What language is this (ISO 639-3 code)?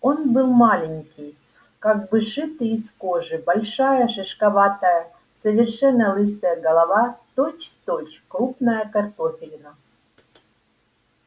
rus